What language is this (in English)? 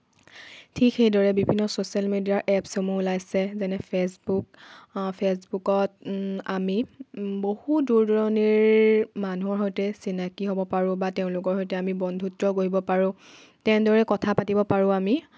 Assamese